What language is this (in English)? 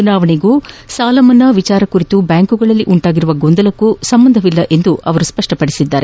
Kannada